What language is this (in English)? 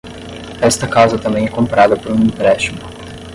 Portuguese